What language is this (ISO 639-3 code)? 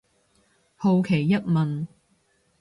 yue